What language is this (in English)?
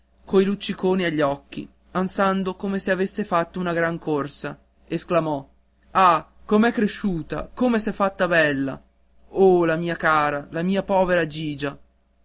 Italian